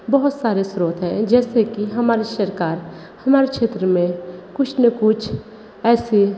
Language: Hindi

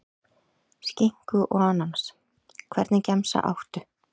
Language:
Icelandic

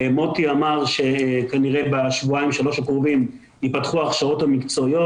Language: Hebrew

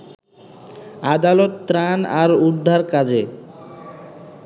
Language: Bangla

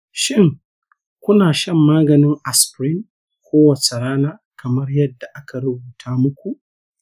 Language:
Hausa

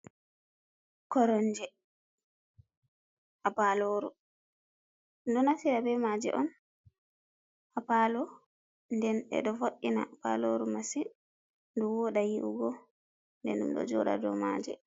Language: Fula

